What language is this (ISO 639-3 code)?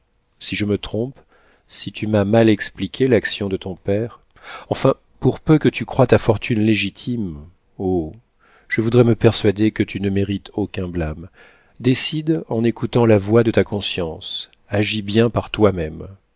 fra